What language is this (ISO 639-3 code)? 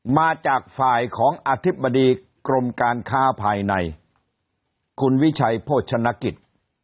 tha